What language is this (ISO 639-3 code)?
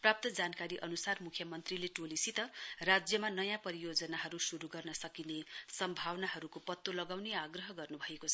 nep